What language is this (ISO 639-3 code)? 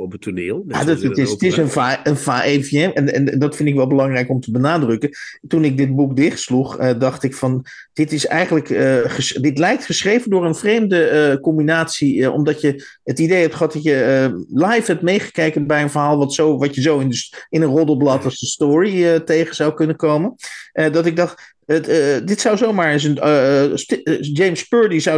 nld